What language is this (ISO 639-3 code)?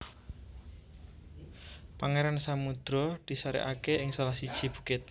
jav